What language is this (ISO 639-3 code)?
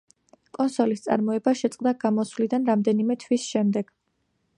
kat